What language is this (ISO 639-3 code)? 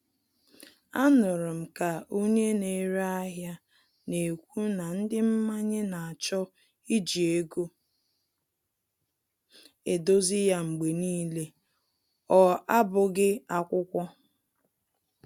ibo